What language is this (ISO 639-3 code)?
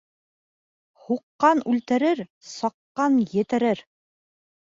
bak